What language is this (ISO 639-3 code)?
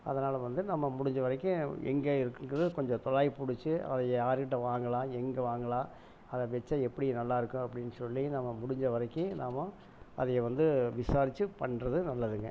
tam